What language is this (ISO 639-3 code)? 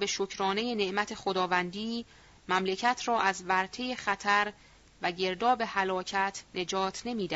fas